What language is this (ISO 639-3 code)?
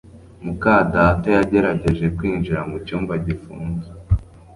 kin